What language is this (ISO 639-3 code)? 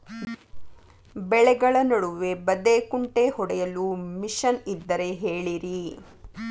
kan